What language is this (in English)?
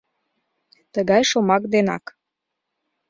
Mari